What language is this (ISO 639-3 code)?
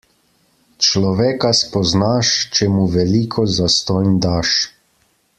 slv